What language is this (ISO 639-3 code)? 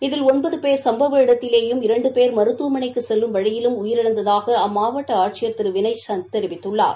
tam